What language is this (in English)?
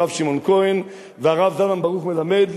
Hebrew